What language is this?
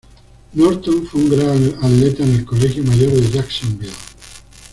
Spanish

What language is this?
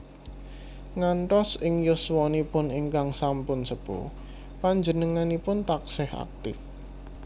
Javanese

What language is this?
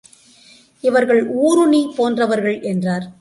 Tamil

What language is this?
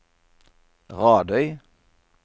Norwegian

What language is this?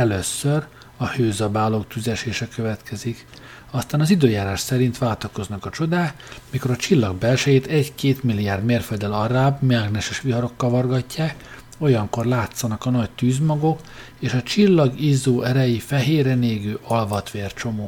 Hungarian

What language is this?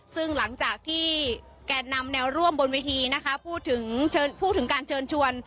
Thai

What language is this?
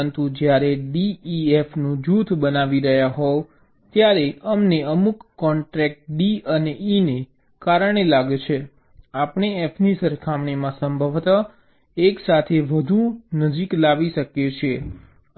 Gujarati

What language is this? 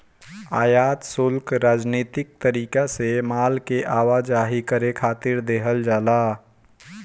Bhojpuri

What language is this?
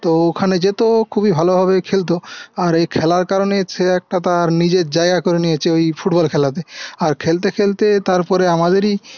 Bangla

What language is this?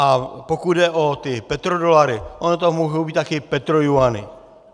Czech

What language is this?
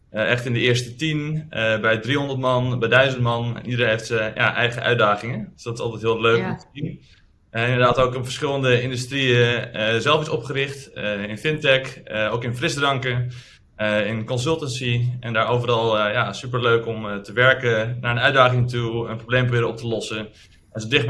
Dutch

